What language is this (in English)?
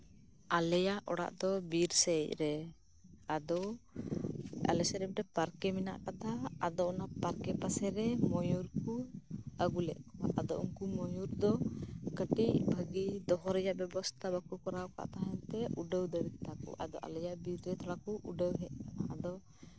Santali